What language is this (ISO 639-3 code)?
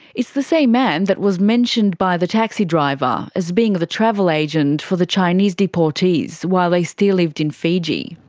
eng